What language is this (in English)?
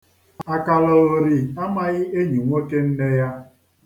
Igbo